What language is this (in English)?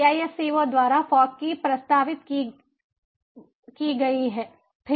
Hindi